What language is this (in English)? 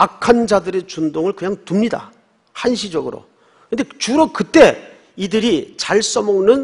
Korean